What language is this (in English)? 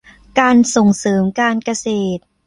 Thai